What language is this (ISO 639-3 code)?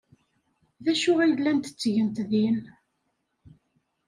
kab